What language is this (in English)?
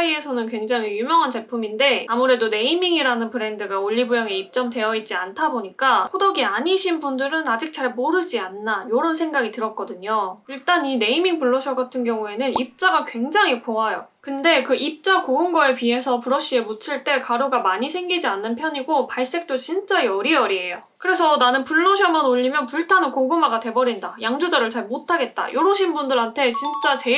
Korean